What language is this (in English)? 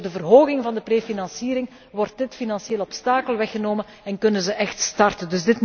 Dutch